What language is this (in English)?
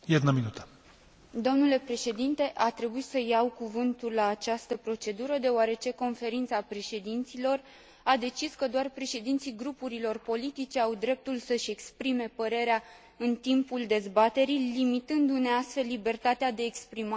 Romanian